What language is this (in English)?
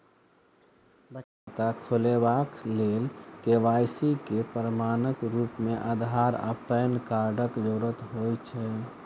Maithili